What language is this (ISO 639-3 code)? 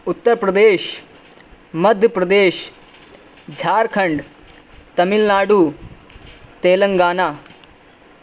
urd